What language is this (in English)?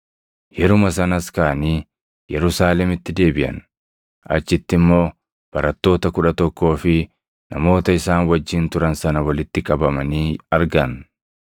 Oromo